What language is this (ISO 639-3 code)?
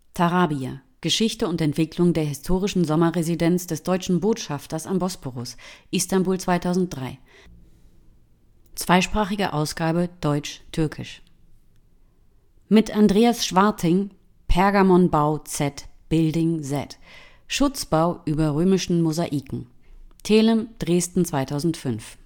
deu